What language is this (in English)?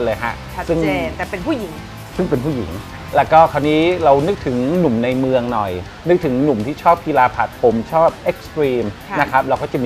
Thai